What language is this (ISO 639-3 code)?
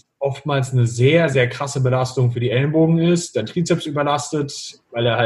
deu